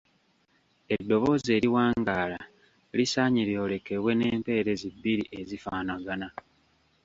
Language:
Ganda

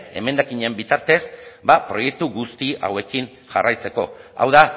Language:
Basque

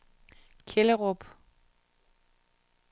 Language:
Danish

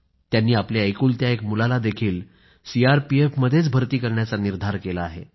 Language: Marathi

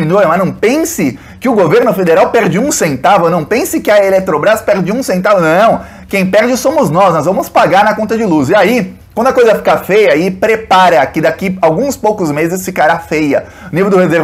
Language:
Portuguese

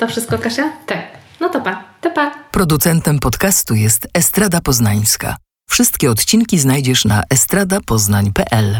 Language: Polish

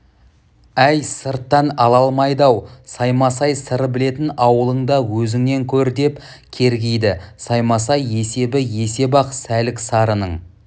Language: Kazakh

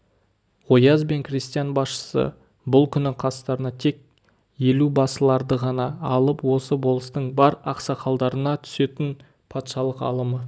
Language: Kazakh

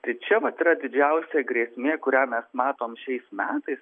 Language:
Lithuanian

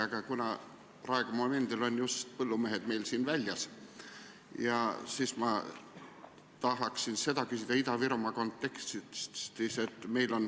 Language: Estonian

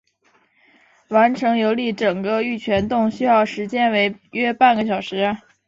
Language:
Chinese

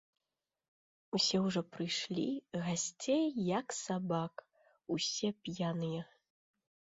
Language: Belarusian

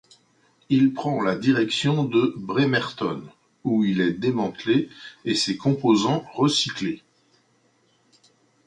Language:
French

